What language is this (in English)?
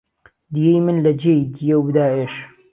Central Kurdish